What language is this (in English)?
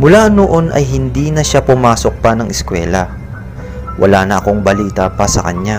Filipino